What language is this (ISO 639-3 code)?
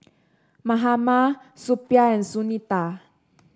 eng